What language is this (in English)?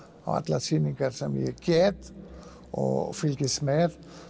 Icelandic